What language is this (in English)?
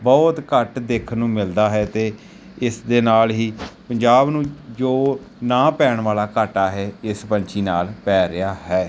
Punjabi